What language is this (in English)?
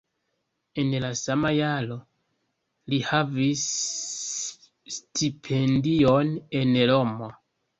Esperanto